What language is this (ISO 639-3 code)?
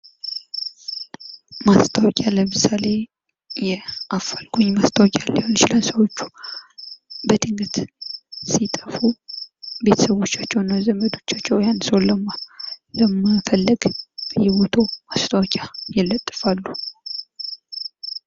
amh